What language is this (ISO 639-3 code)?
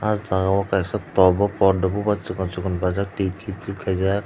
trp